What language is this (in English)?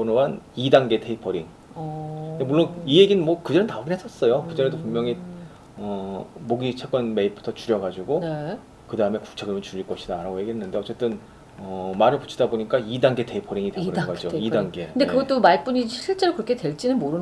Korean